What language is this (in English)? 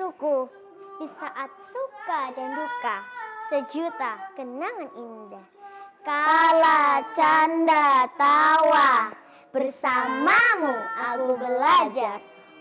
Indonesian